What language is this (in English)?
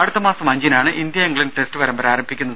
Malayalam